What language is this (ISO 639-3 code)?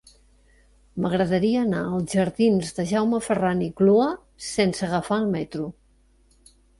cat